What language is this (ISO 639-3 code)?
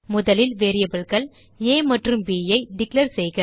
tam